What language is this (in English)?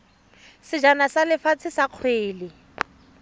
Tswana